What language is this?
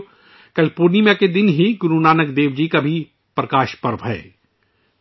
Urdu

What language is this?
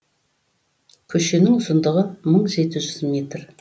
Kazakh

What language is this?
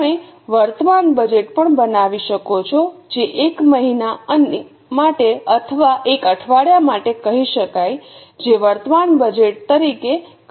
Gujarati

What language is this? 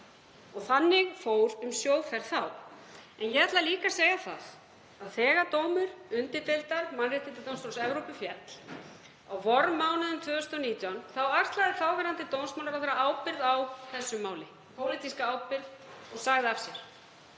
Icelandic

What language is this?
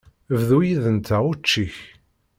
Kabyle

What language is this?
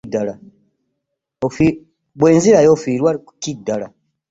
Ganda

